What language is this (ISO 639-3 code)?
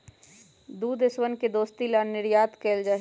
mag